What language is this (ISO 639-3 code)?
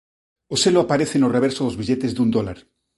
glg